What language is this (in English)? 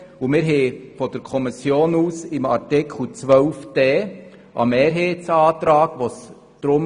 Swiss German